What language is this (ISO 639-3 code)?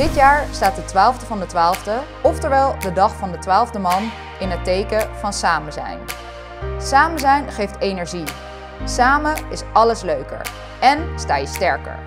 nld